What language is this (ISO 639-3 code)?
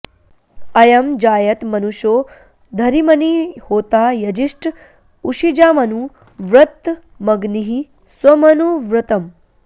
san